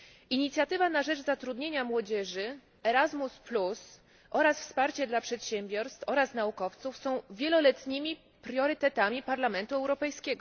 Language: Polish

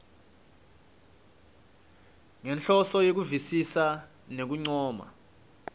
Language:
Swati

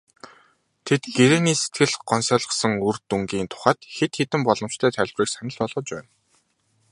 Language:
Mongolian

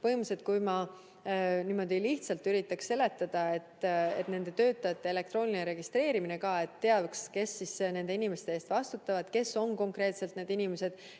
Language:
Estonian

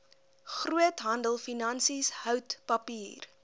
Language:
Afrikaans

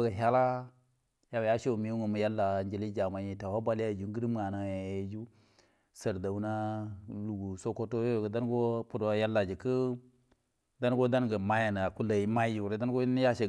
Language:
Buduma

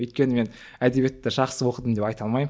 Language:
Kazakh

